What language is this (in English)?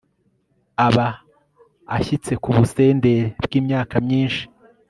Kinyarwanda